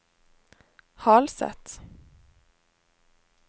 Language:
Norwegian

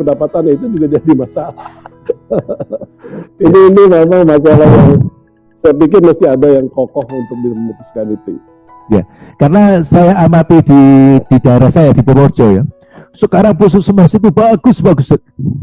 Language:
Indonesian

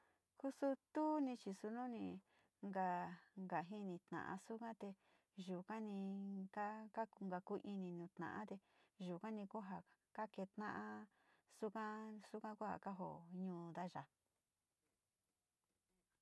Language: Sinicahua Mixtec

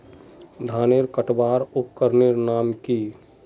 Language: Magahi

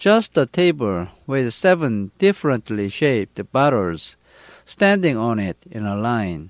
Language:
Korean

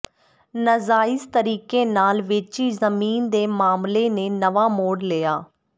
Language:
Punjabi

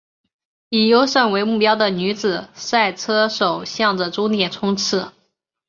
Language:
Chinese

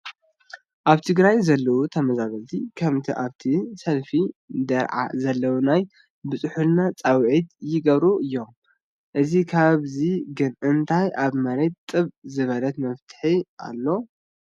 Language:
Tigrinya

